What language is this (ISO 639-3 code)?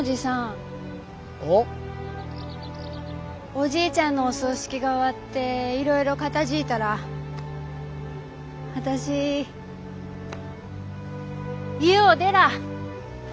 jpn